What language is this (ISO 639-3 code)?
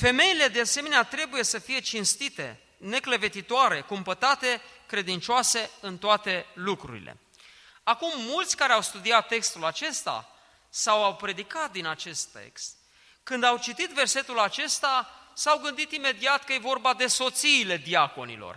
ron